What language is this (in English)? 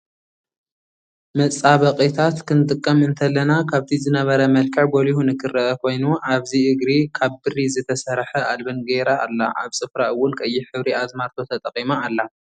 Tigrinya